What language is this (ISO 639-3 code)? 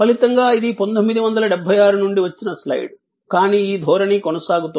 tel